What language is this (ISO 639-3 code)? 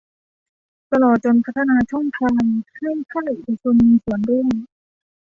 tha